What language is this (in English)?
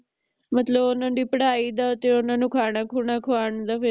Punjabi